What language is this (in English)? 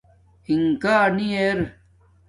Domaaki